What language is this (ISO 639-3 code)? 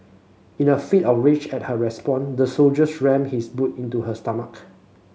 eng